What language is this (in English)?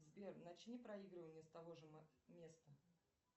Russian